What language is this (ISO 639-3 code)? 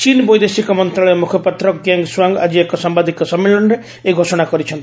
ori